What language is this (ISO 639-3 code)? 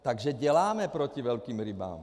ces